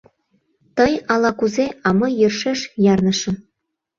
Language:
Mari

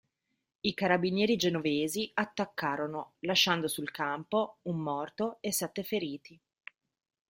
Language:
Italian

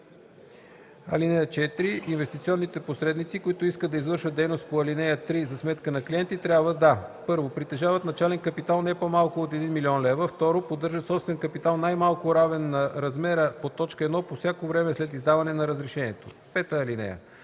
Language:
Bulgarian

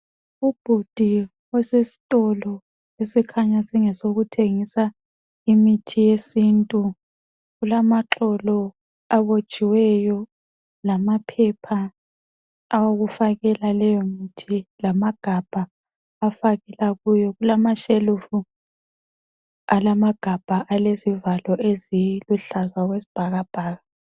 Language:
North Ndebele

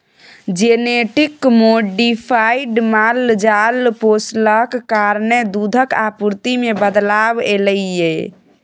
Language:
Maithili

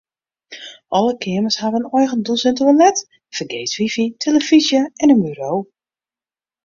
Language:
Western Frisian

